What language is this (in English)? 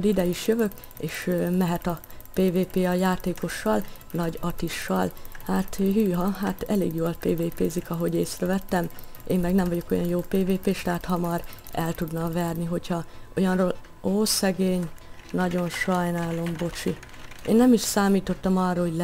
Hungarian